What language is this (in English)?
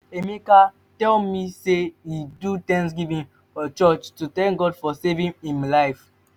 Nigerian Pidgin